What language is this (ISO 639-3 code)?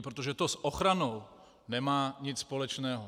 ces